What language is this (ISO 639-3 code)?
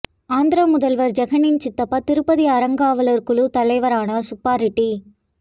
tam